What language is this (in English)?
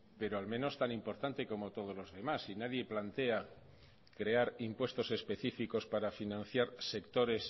Spanish